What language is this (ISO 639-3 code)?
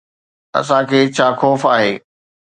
snd